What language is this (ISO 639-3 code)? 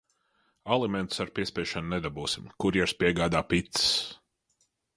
lav